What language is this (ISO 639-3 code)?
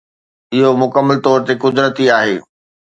snd